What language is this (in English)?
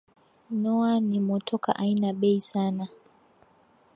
Swahili